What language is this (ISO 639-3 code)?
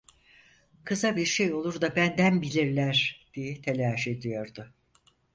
tur